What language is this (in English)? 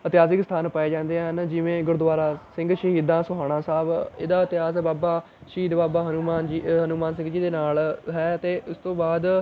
Punjabi